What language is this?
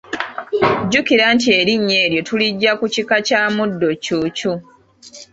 Ganda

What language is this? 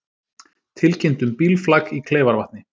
Icelandic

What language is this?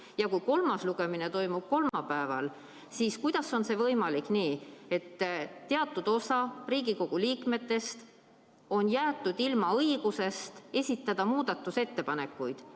Estonian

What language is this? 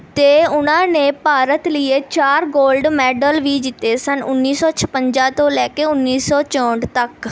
Punjabi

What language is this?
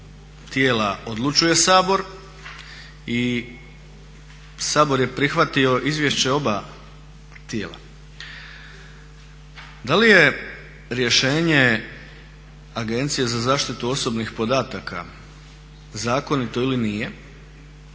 Croatian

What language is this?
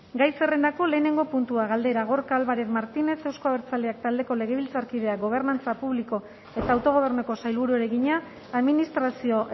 Basque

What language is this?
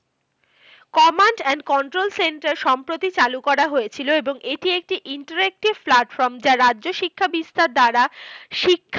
Bangla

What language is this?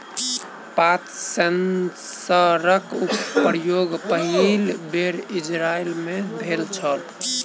Maithili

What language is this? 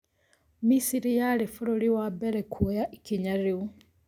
Kikuyu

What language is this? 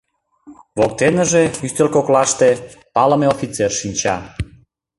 Mari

